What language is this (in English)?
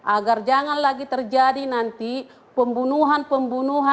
Indonesian